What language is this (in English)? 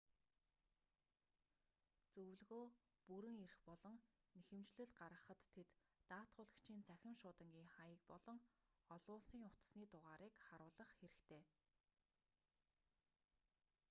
Mongolian